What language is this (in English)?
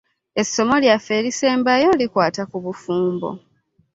Ganda